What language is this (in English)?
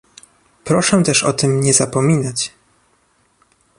Polish